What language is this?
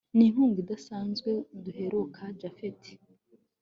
Kinyarwanda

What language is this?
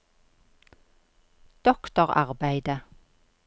Norwegian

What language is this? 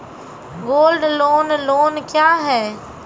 Maithili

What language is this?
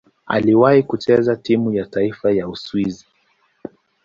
Swahili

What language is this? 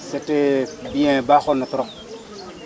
Wolof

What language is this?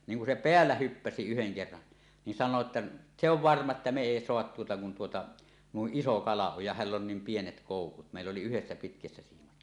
Finnish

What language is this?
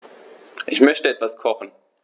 German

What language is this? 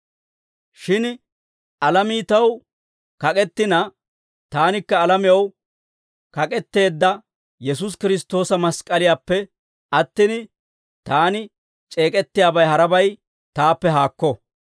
Dawro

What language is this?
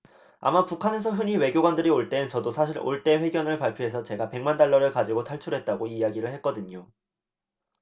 Korean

